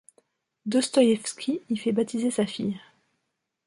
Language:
French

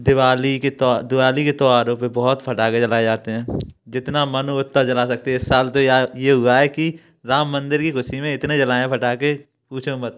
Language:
Hindi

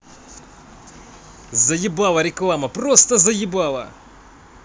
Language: Russian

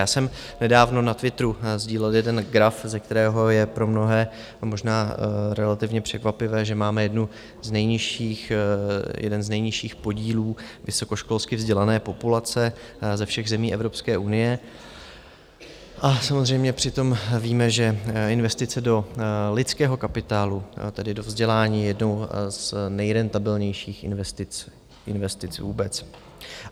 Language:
Czech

